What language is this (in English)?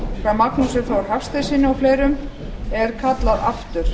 Icelandic